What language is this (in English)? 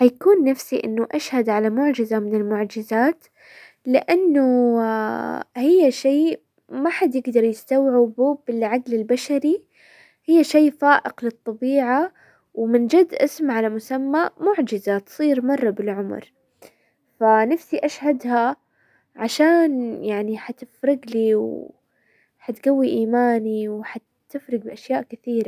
Hijazi Arabic